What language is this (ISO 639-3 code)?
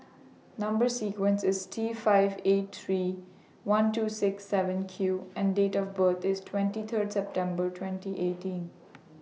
eng